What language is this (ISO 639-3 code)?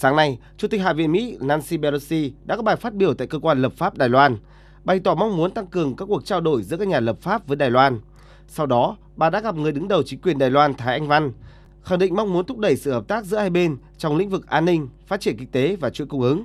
vie